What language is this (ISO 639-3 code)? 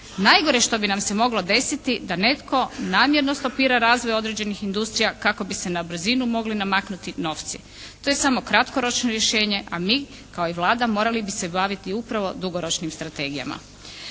hrv